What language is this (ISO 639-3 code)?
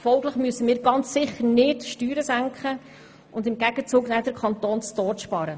gsw